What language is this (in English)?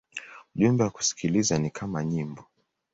Swahili